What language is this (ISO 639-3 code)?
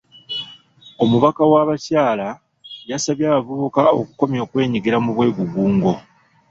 lug